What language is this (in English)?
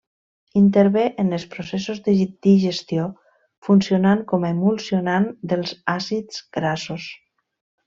Catalan